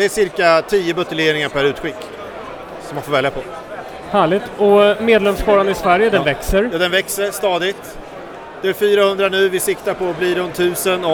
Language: Swedish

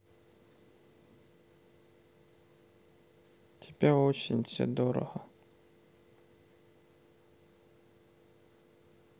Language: Russian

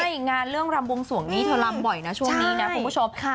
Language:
Thai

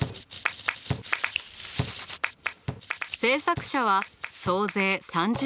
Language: Japanese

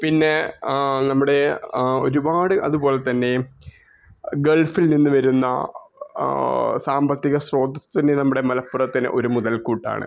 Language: Malayalam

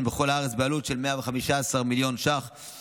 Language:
Hebrew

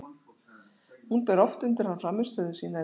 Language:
Icelandic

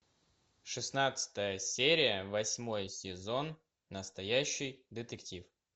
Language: Russian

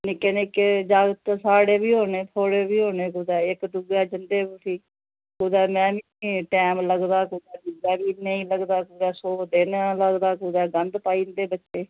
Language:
Dogri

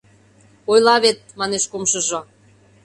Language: Mari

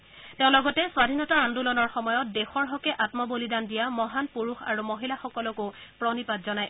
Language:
Assamese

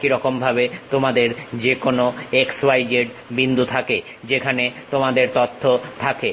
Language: Bangla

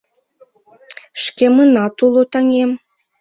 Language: Mari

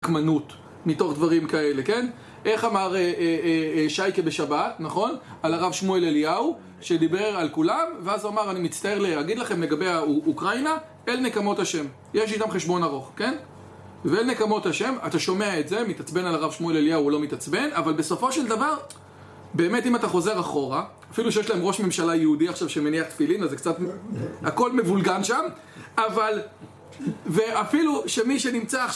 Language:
Hebrew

